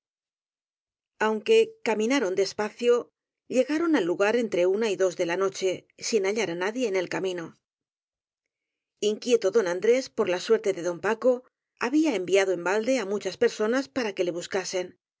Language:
Spanish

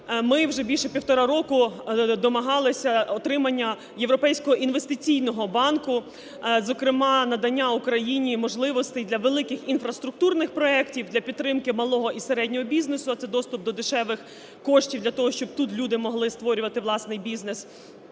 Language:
Ukrainian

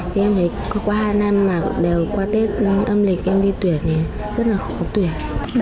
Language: Vietnamese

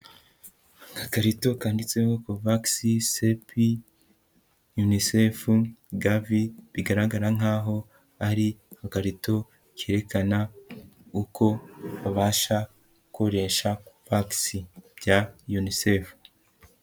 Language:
Kinyarwanda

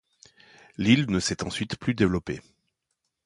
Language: French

